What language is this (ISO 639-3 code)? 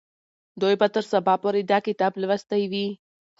pus